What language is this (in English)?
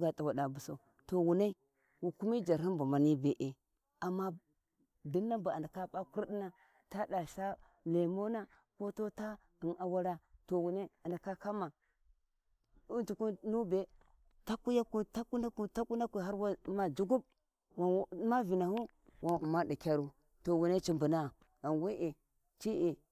Warji